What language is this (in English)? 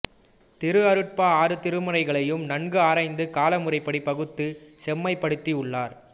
Tamil